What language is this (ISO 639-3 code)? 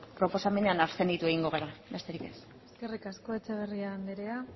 eus